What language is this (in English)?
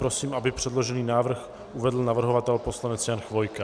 Czech